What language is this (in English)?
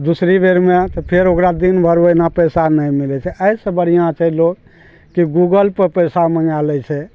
Maithili